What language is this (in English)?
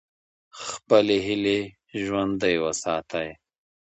Pashto